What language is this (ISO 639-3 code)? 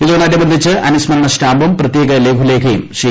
mal